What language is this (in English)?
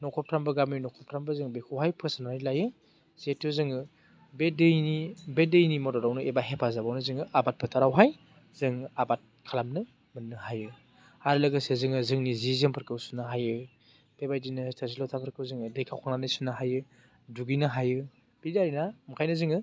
Bodo